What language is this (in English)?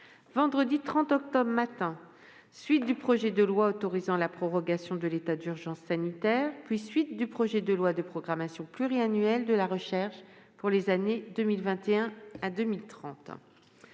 French